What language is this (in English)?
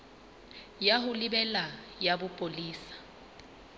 Southern Sotho